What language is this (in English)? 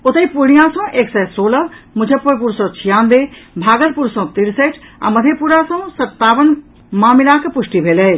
Maithili